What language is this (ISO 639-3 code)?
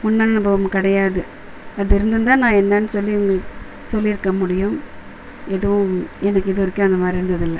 tam